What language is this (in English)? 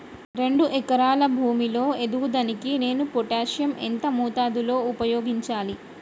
Telugu